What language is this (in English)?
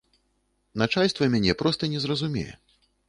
Belarusian